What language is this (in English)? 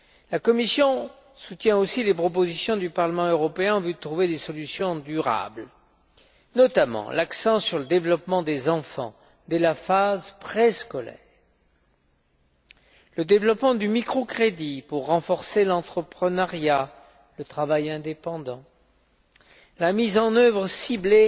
French